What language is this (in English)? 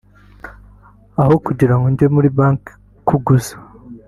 Kinyarwanda